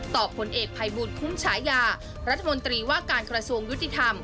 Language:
Thai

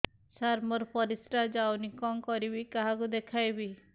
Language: Odia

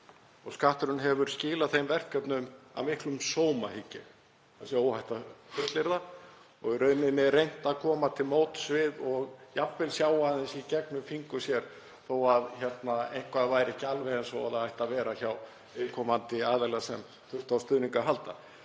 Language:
Icelandic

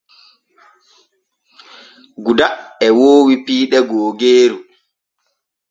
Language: Borgu Fulfulde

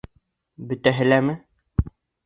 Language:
Bashkir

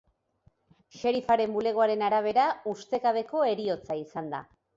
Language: Basque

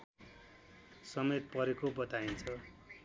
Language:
Nepali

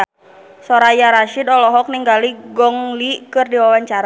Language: Sundanese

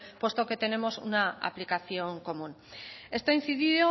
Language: Spanish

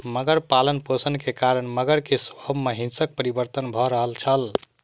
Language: Maithili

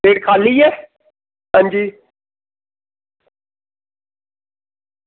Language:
Dogri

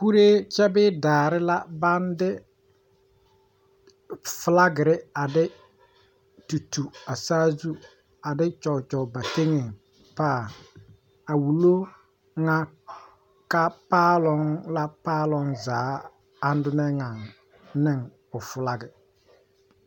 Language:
Southern Dagaare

